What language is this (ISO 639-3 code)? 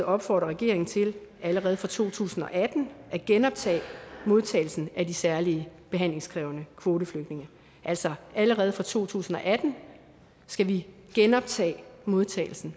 dan